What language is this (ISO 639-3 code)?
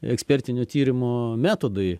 lit